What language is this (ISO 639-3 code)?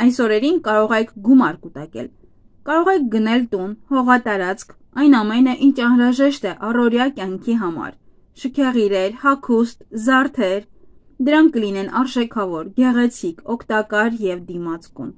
ron